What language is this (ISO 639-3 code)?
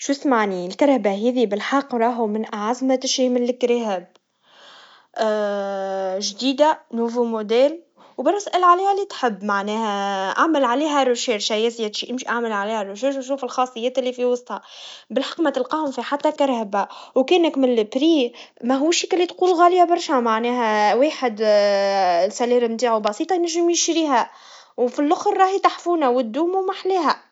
aeb